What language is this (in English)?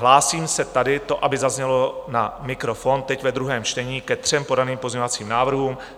Czech